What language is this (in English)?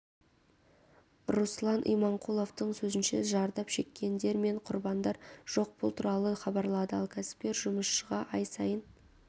Kazakh